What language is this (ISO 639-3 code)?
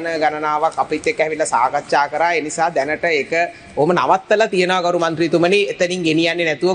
tha